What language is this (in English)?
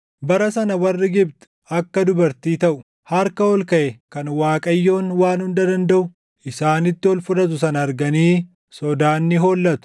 Oromo